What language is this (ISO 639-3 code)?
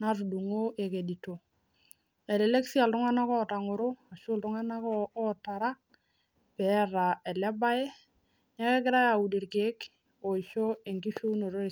mas